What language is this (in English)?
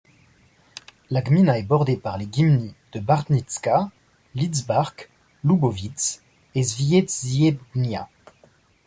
French